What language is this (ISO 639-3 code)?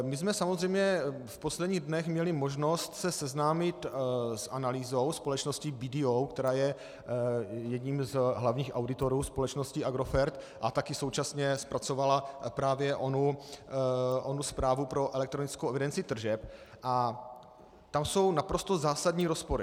ces